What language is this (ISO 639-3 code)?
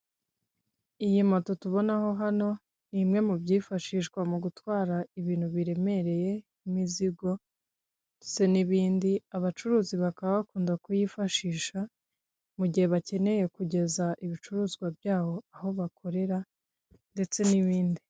kin